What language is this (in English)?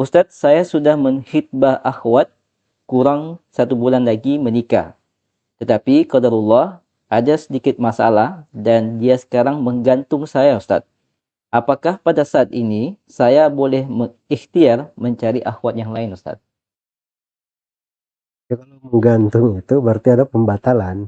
Indonesian